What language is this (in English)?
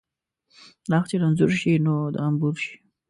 Pashto